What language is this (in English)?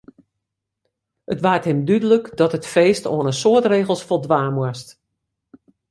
Western Frisian